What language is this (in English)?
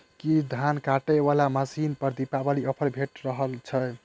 Maithili